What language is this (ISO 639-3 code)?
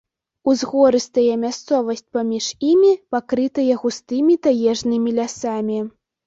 bel